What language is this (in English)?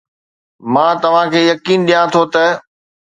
Sindhi